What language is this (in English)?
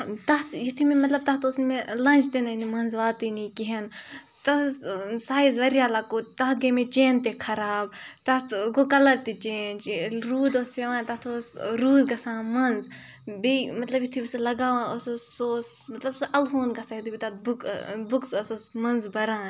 Kashmiri